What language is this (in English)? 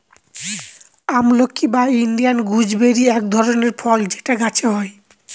Bangla